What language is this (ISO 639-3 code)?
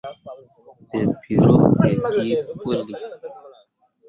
mua